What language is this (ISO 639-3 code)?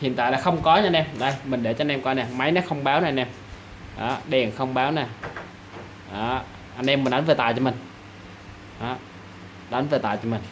vie